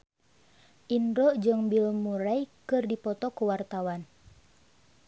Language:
Sundanese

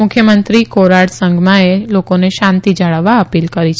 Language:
Gujarati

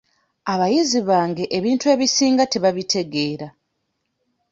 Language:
Ganda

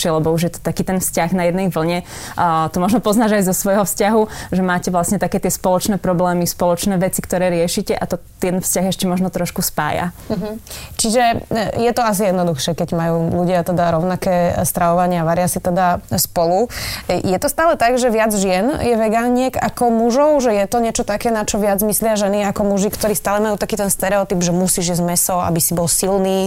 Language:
Slovak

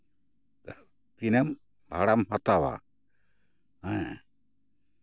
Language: Santali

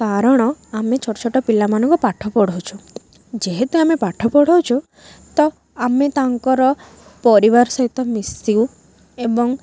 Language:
Odia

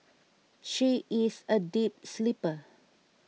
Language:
English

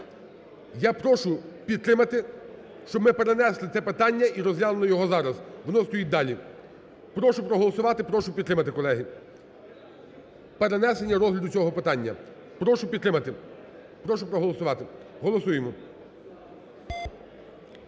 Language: Ukrainian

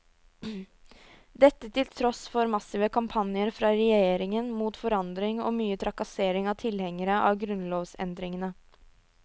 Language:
Norwegian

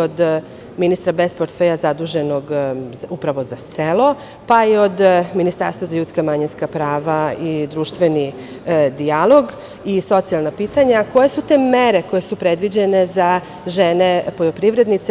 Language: Serbian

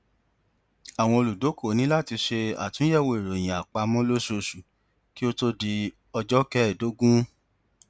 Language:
Yoruba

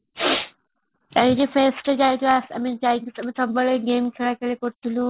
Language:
Odia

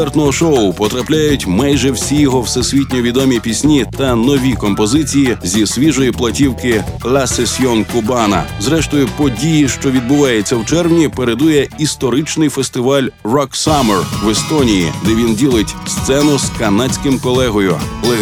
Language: Ukrainian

